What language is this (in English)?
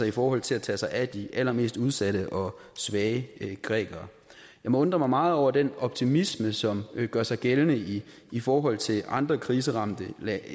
Danish